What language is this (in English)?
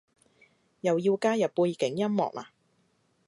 Cantonese